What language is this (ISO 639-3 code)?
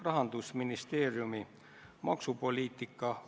est